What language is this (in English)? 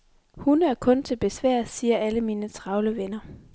Danish